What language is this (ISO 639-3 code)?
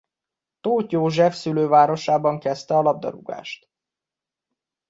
hun